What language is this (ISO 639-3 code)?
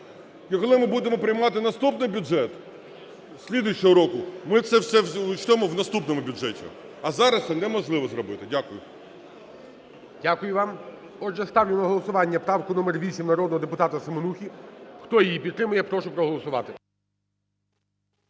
ukr